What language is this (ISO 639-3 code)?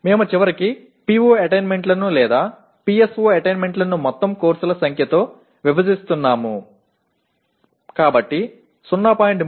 tel